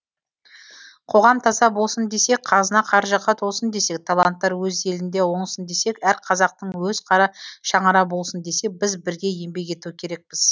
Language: Kazakh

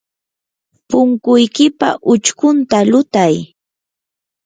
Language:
Yanahuanca Pasco Quechua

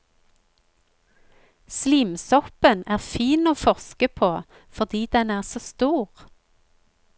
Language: Norwegian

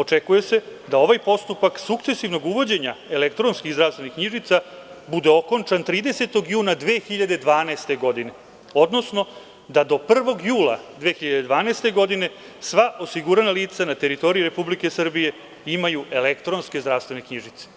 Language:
Serbian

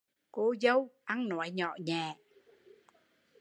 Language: Vietnamese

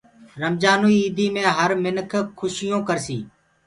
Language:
Gurgula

